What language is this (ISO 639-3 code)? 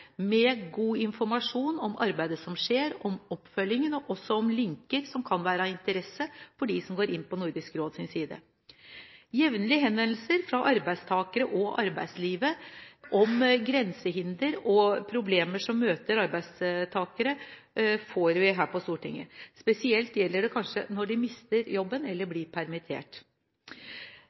nob